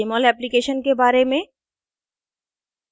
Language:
Hindi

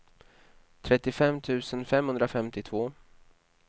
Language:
Swedish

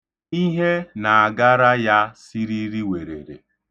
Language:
Igbo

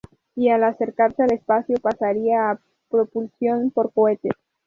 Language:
Spanish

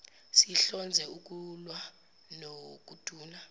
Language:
Zulu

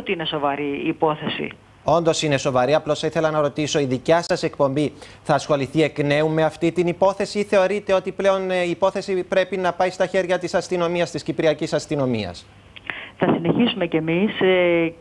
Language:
Greek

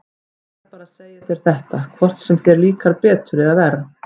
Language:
Icelandic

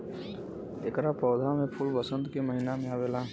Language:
Bhojpuri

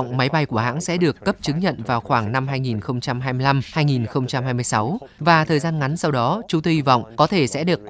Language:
Vietnamese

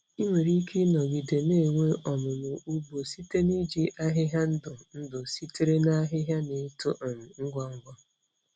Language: Igbo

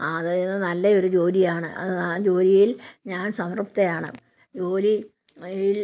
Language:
Malayalam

